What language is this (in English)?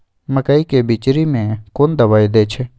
Maithili